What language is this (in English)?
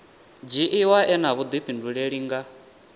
Venda